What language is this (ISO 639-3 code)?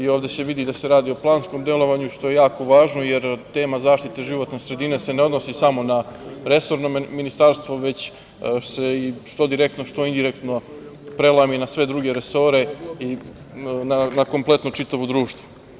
srp